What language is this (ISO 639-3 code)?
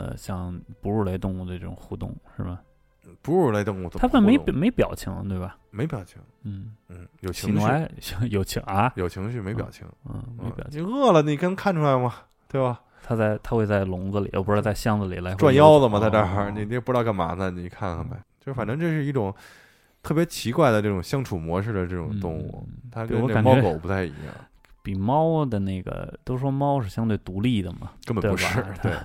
zho